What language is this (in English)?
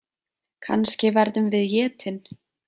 Icelandic